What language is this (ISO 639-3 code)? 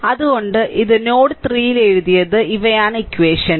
mal